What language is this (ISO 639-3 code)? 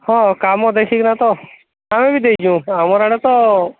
ori